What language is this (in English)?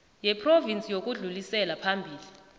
South Ndebele